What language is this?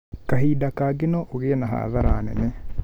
Kikuyu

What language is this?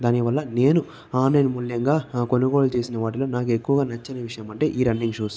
Telugu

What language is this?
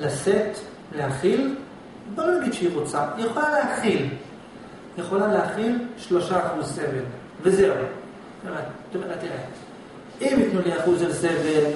Hebrew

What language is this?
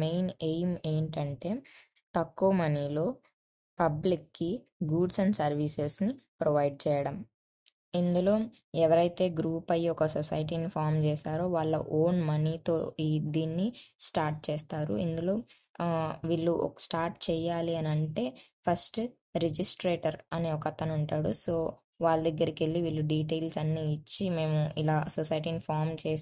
Telugu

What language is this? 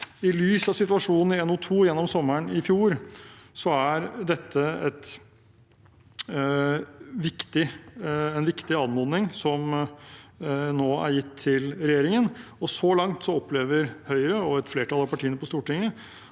Norwegian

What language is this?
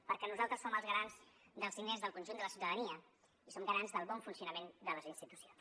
Catalan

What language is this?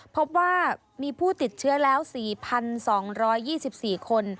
Thai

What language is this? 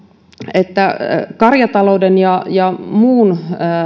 Finnish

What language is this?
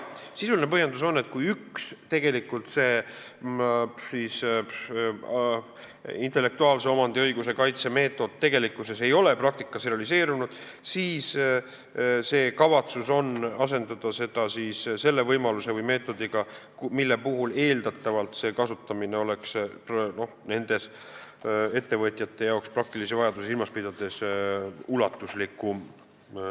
Estonian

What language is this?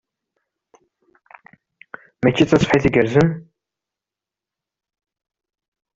Kabyle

